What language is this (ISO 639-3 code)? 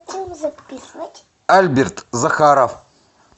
rus